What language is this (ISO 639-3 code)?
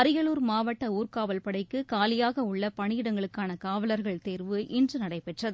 tam